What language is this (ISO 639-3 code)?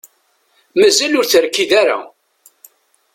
kab